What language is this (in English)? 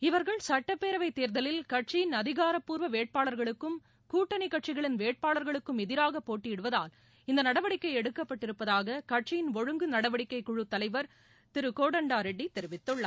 Tamil